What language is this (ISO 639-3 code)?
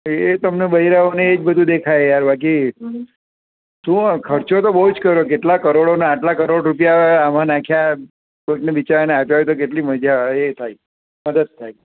guj